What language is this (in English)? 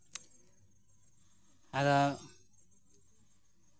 Santali